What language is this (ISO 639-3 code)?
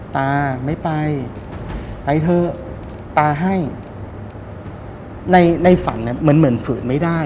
tha